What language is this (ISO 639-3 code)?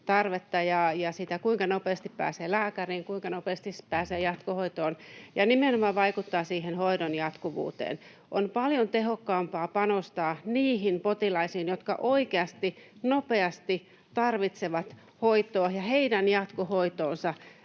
fin